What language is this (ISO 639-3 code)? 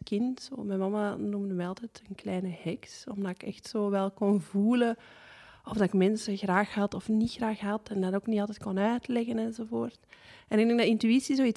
nld